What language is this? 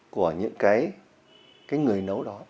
Vietnamese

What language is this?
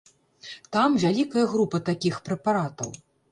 Belarusian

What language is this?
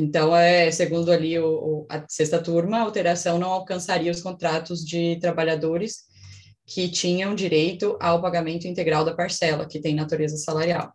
Portuguese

